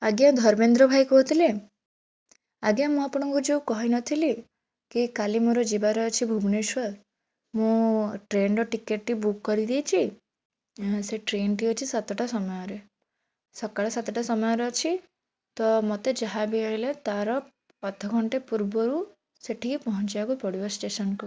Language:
Odia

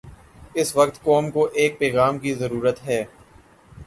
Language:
Urdu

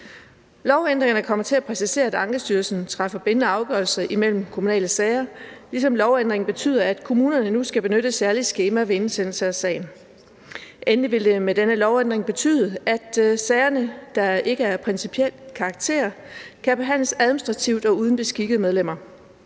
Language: Danish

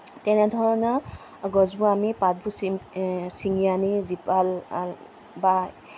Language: Assamese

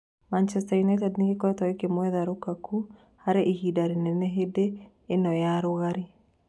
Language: Kikuyu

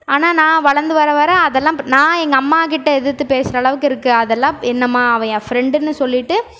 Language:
Tamil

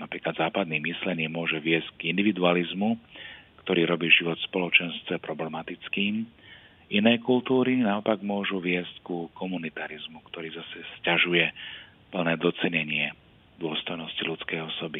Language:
Slovak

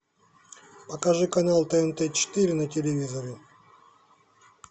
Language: Russian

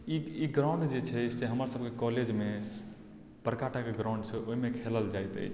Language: Maithili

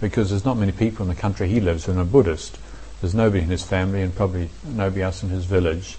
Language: English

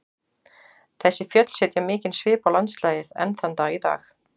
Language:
Icelandic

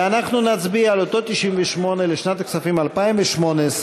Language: Hebrew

